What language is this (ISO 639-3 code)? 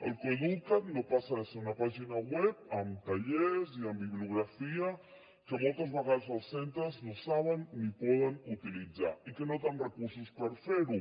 cat